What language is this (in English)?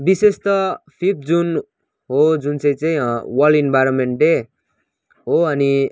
Nepali